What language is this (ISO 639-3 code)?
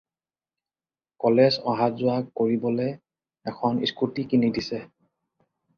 asm